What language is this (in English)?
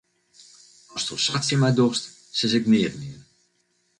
Western Frisian